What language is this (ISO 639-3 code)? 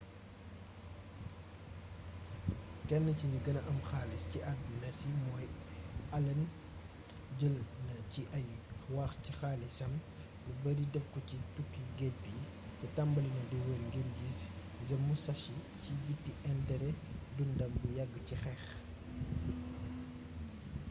wol